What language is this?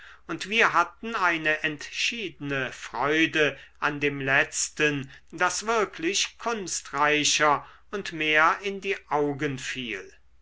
German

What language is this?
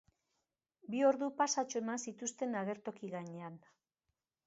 Basque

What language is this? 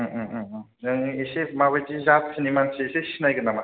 Bodo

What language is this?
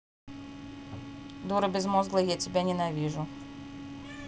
Russian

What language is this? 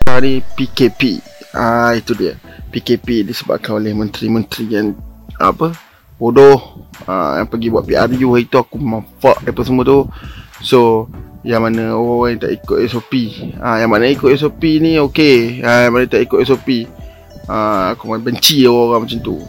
Malay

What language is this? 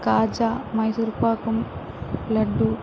Telugu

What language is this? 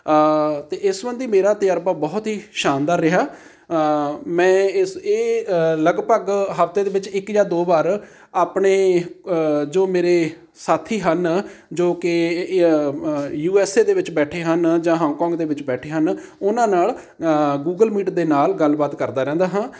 Punjabi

